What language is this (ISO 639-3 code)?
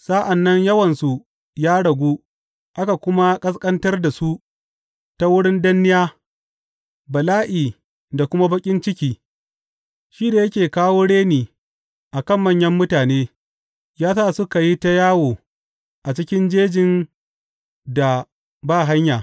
hau